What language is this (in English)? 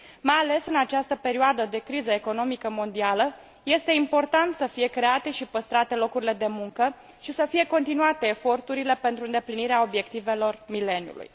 Romanian